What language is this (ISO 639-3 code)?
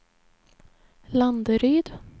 swe